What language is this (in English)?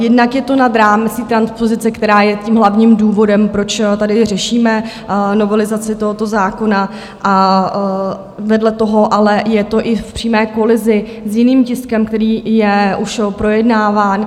Czech